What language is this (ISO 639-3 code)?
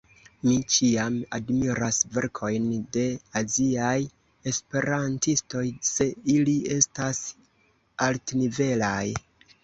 epo